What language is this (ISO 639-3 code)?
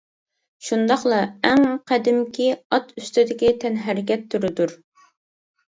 uig